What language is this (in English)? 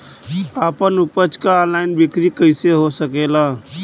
Bhojpuri